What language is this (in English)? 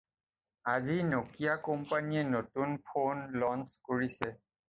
Assamese